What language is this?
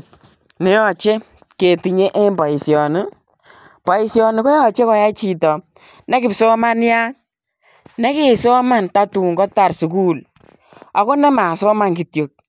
Kalenjin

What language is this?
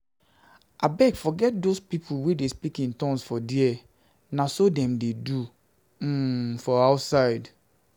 Nigerian Pidgin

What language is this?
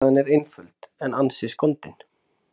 Icelandic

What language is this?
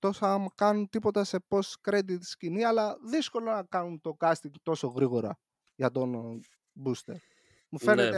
Greek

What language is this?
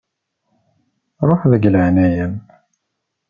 Kabyle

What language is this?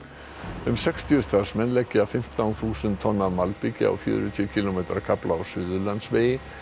Icelandic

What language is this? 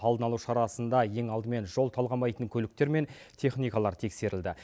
Kazakh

